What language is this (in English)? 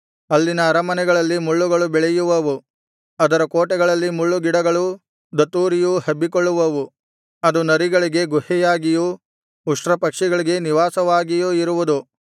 Kannada